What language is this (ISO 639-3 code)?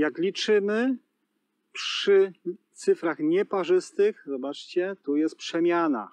pol